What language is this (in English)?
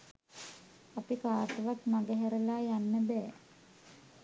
Sinhala